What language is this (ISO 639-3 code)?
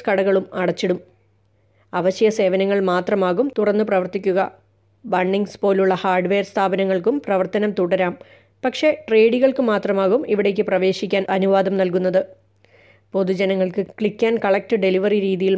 mal